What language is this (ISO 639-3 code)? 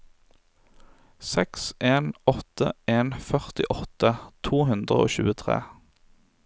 nor